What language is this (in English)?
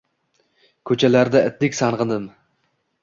Uzbek